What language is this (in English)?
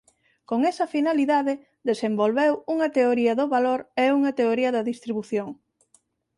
Galician